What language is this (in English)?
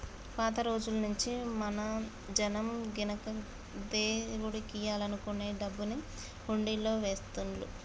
Telugu